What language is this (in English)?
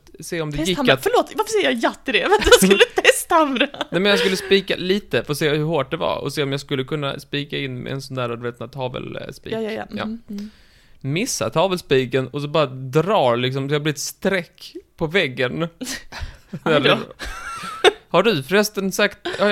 Swedish